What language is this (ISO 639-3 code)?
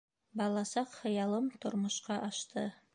bak